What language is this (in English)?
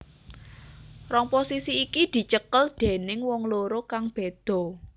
Javanese